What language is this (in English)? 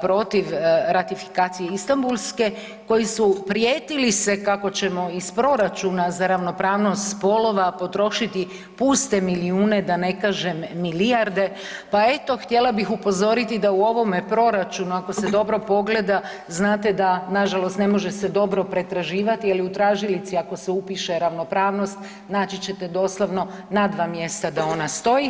Croatian